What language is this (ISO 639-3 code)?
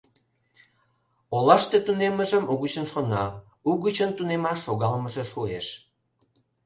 chm